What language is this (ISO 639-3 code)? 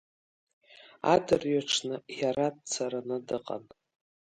abk